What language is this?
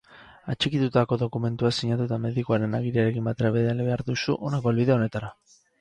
Basque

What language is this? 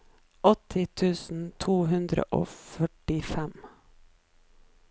Norwegian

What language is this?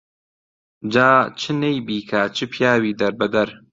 Central Kurdish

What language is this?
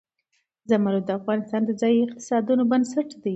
Pashto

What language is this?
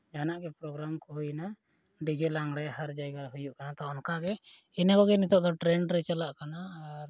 Santali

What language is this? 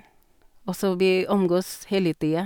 Norwegian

